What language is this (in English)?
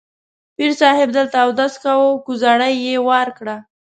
Pashto